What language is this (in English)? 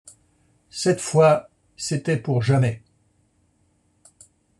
French